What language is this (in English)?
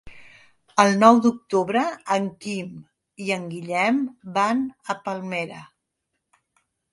Catalan